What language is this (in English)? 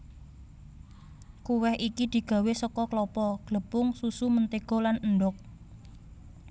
Javanese